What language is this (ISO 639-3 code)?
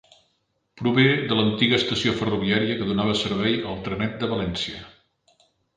cat